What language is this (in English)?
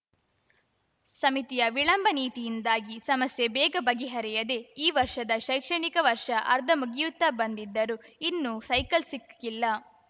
Kannada